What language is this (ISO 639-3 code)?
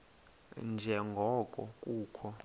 xho